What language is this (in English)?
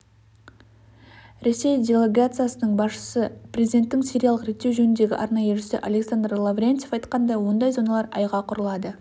Kazakh